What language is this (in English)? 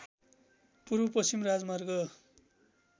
Nepali